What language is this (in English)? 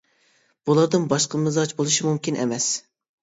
Uyghur